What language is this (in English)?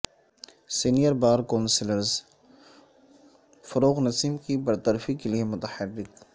Urdu